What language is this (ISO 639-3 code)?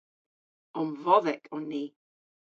cor